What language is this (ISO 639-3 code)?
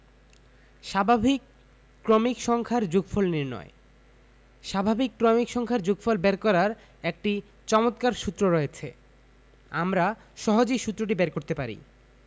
ben